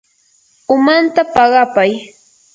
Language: Yanahuanca Pasco Quechua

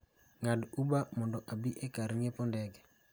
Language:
Luo (Kenya and Tanzania)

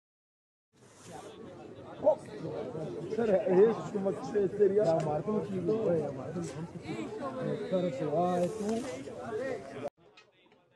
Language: Arabic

